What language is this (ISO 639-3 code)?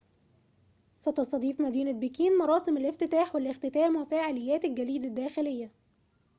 ara